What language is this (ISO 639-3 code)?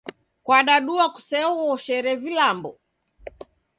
dav